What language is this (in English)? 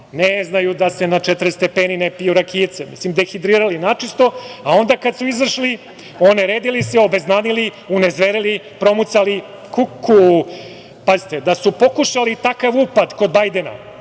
Serbian